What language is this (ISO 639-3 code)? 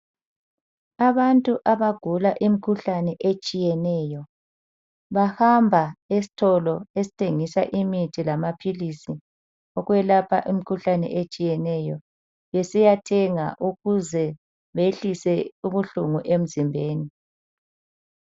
nde